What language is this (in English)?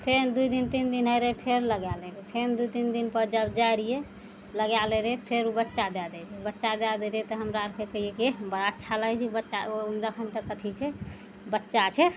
Maithili